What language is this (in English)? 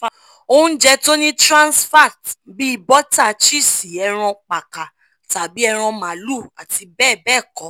Yoruba